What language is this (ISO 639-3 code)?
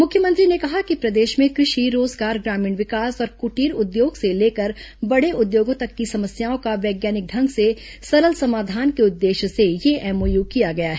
hin